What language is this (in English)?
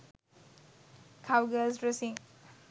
Sinhala